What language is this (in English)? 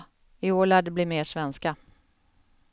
Swedish